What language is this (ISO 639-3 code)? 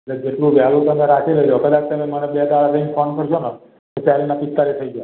guj